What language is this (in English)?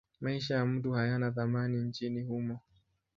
Swahili